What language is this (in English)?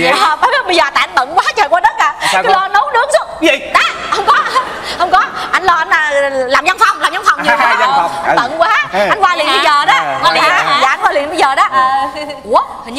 Vietnamese